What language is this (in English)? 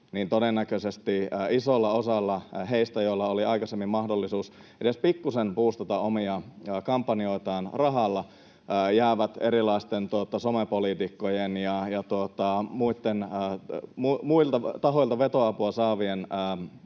Finnish